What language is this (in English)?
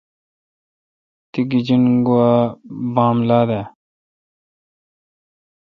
Kalkoti